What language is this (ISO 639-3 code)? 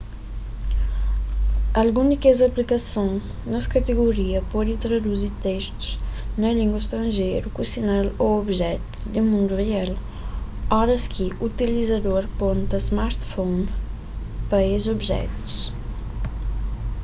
kea